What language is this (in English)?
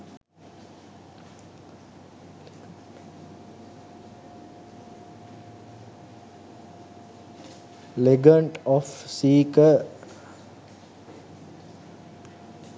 Sinhala